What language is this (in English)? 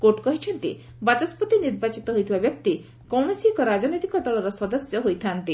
Odia